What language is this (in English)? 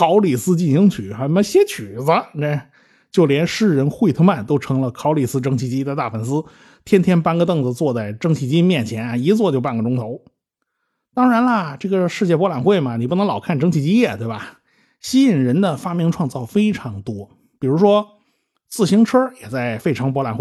Chinese